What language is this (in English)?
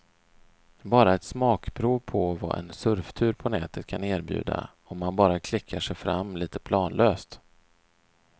Swedish